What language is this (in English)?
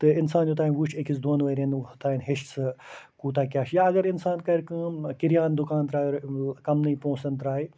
Kashmiri